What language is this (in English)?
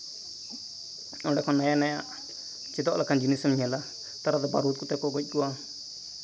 Santali